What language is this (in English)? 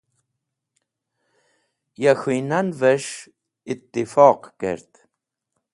Wakhi